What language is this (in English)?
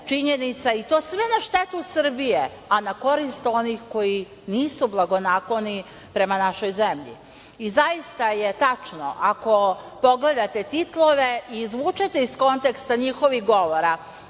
Serbian